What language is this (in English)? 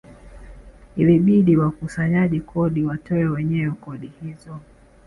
Swahili